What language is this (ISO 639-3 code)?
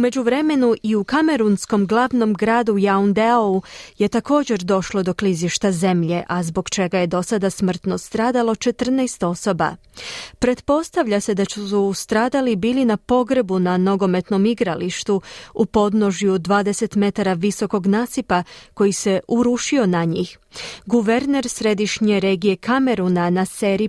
hrv